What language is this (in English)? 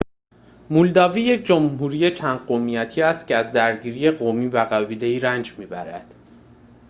Persian